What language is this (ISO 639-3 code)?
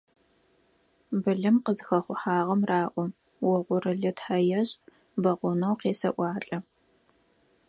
ady